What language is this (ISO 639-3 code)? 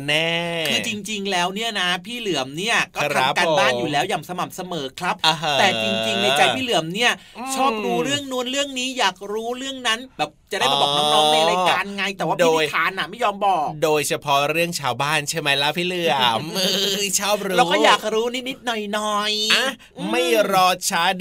tha